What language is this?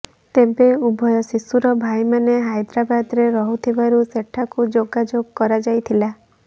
Odia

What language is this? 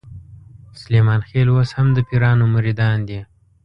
Pashto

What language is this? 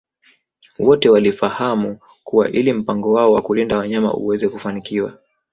Swahili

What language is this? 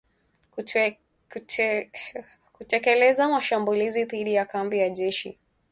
Swahili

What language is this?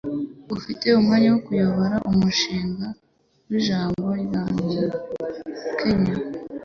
Kinyarwanda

